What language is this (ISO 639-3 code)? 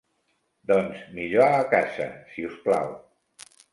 cat